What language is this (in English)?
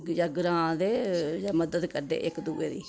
Dogri